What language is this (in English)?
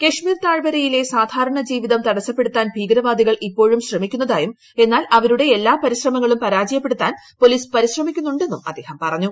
Malayalam